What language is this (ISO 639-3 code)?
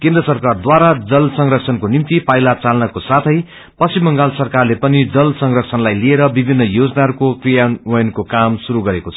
nep